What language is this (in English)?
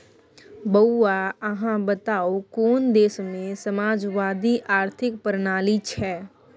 Maithili